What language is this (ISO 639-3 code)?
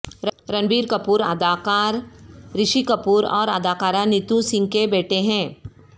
urd